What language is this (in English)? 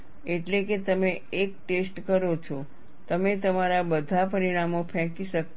Gujarati